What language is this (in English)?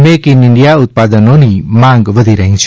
Gujarati